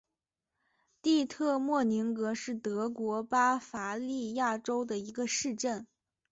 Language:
Chinese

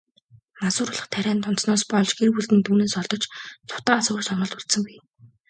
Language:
Mongolian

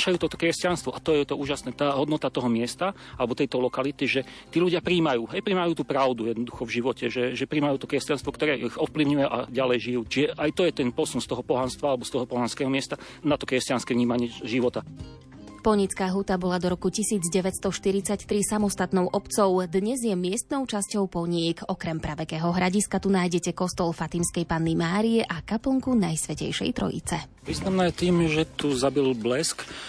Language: Slovak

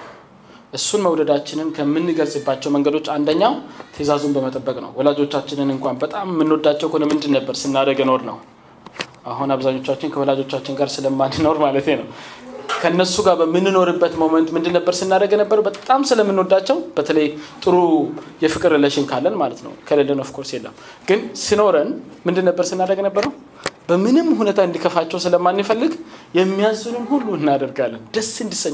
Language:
Amharic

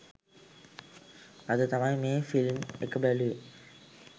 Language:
Sinhala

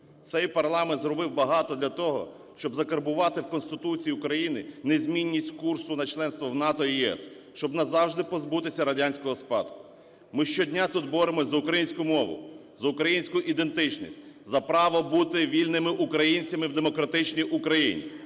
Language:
Ukrainian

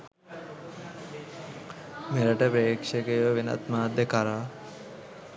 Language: Sinhala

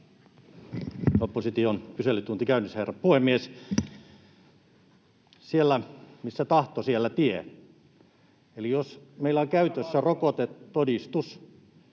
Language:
Finnish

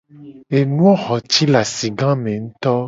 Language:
Gen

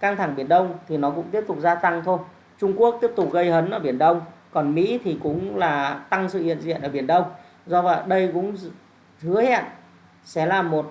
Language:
Vietnamese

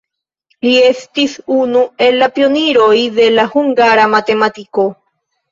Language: Esperanto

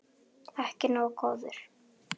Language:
Icelandic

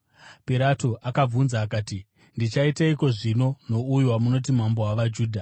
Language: Shona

